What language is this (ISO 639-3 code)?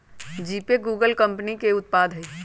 mag